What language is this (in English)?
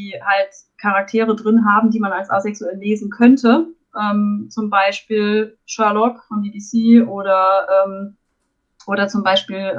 German